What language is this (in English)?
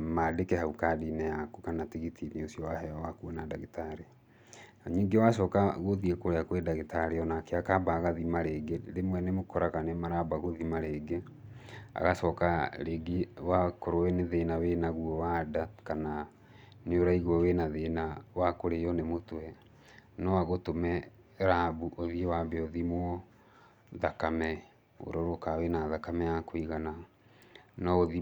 Kikuyu